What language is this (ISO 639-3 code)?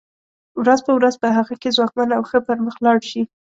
pus